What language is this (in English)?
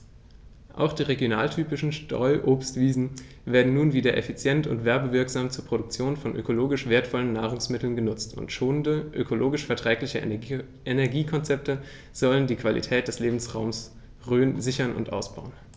German